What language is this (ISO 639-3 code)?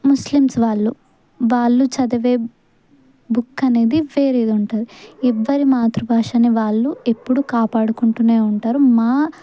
tel